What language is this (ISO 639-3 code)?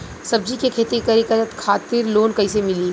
bho